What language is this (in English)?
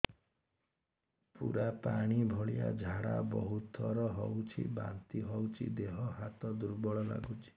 Odia